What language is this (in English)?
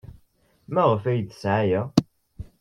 Kabyle